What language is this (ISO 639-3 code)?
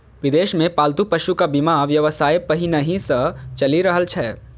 mai